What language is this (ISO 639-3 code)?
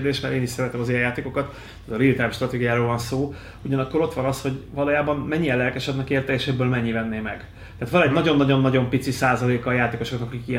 hun